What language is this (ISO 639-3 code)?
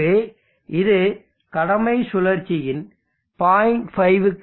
tam